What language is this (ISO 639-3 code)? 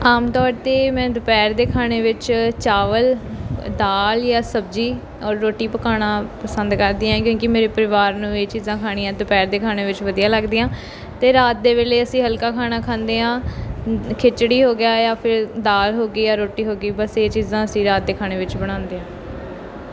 pan